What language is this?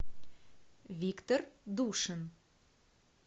Russian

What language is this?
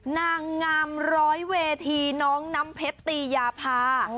Thai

